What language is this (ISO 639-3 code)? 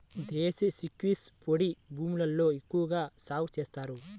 tel